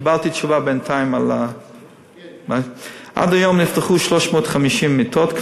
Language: Hebrew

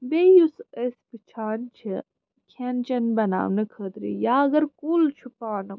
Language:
Kashmiri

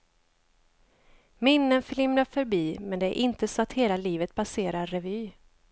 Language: Swedish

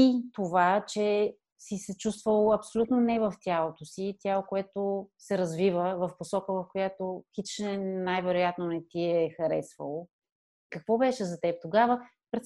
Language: Bulgarian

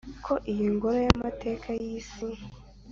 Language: Kinyarwanda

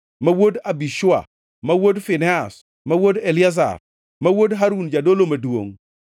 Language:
Luo (Kenya and Tanzania)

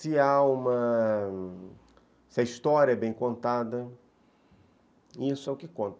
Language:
Portuguese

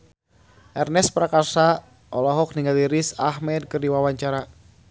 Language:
Sundanese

